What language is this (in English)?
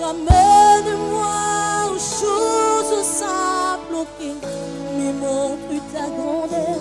French